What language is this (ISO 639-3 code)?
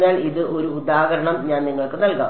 mal